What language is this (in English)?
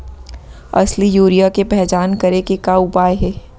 Chhattisgarhi